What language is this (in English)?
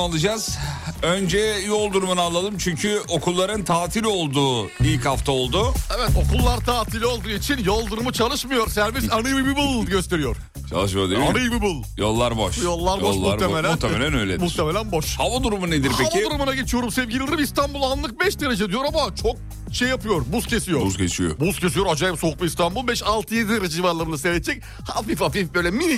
Turkish